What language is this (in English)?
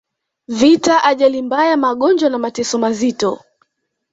Swahili